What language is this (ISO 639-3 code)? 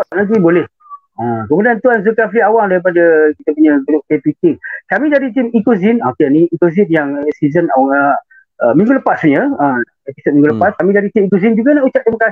msa